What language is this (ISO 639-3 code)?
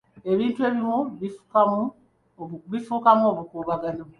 lug